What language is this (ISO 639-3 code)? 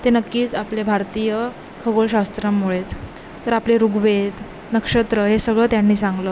mar